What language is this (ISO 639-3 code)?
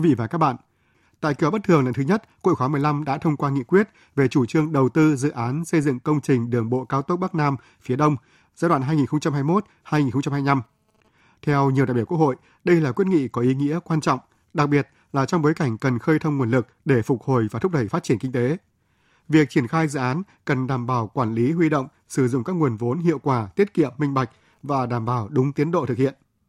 vie